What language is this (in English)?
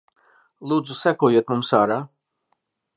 Latvian